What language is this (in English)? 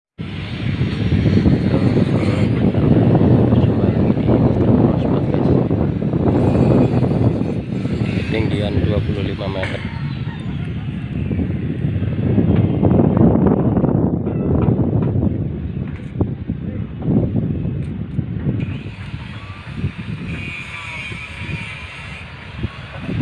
Indonesian